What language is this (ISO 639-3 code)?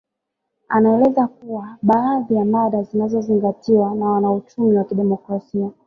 swa